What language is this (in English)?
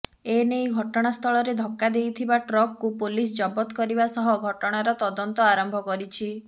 Odia